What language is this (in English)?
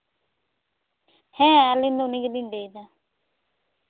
Santali